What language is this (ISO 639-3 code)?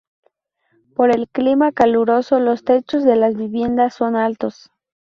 spa